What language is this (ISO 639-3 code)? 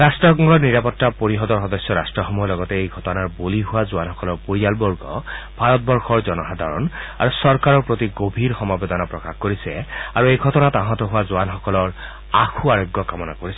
asm